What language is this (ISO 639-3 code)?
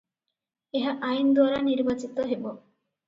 ori